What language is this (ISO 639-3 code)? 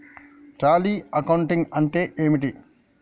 tel